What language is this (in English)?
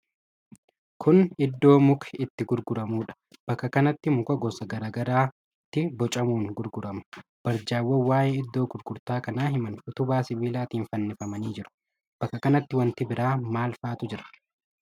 Oromo